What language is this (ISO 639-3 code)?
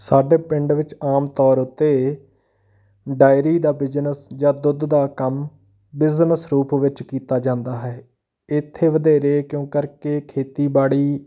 pan